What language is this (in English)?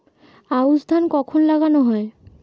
Bangla